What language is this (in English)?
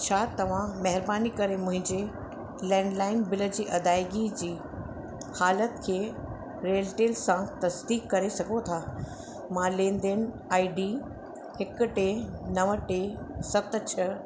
Sindhi